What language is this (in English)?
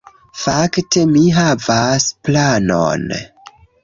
Esperanto